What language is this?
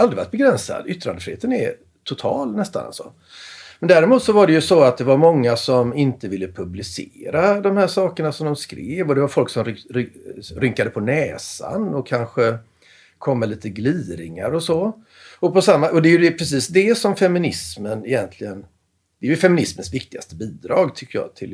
Swedish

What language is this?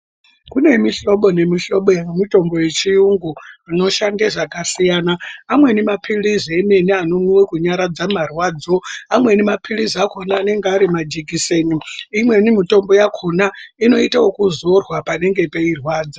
Ndau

